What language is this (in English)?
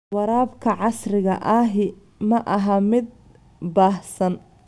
Somali